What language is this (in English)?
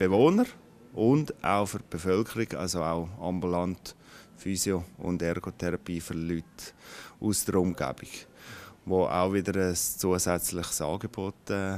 German